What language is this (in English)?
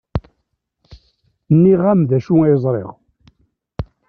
Kabyle